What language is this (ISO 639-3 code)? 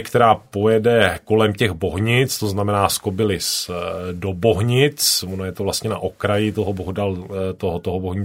ces